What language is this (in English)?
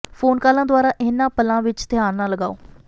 Punjabi